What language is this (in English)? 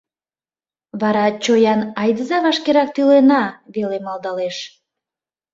Mari